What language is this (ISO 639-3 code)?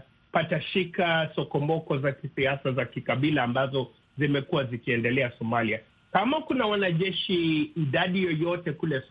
swa